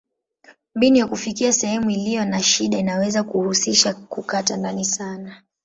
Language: Swahili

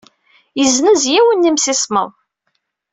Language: Kabyle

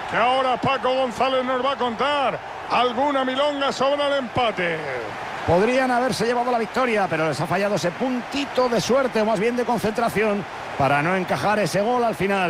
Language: Spanish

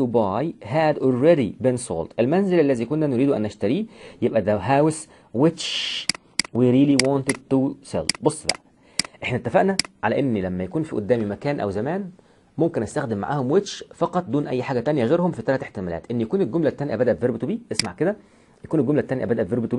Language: Arabic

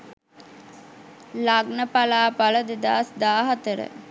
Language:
Sinhala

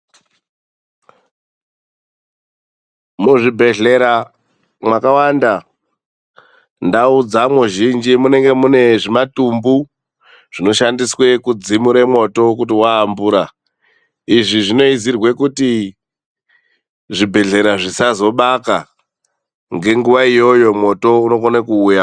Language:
Ndau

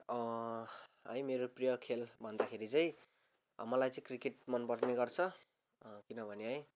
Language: Nepali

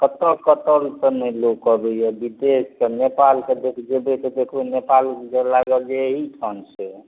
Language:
Maithili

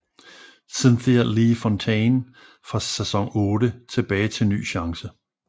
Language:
Danish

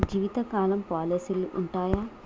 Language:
Telugu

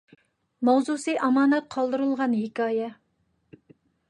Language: Uyghur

